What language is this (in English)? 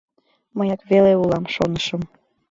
Mari